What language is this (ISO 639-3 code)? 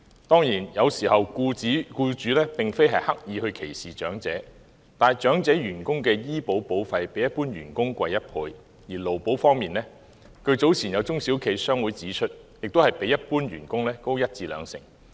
yue